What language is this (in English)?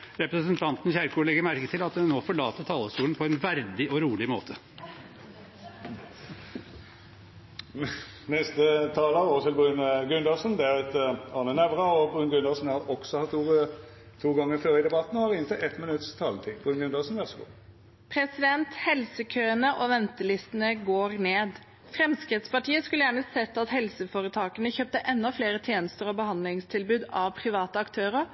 Norwegian